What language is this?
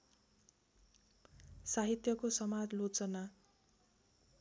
Nepali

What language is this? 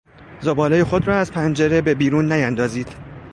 Persian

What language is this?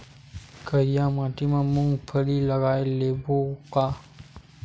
Chhattisgarhi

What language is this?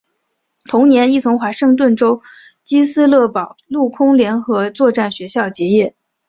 Chinese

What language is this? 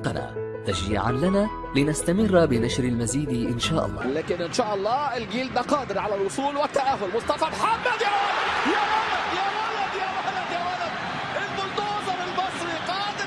Arabic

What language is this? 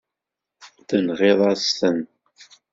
Kabyle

